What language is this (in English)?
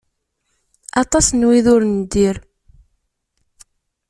Kabyle